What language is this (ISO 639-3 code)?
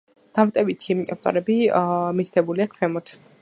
kat